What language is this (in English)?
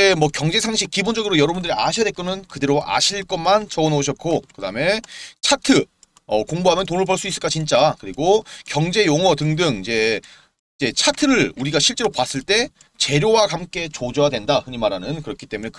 Korean